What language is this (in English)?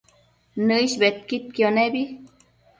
Matsés